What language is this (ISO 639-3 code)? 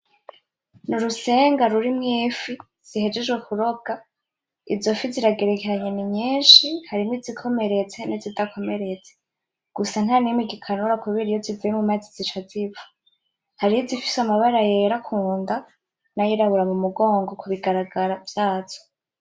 run